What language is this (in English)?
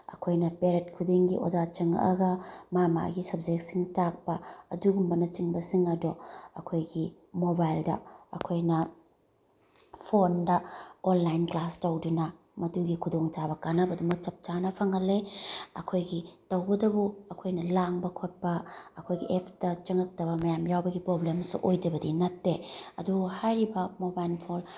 Manipuri